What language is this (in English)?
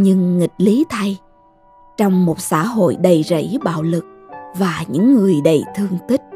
Vietnamese